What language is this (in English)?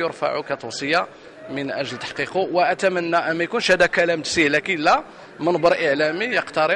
Arabic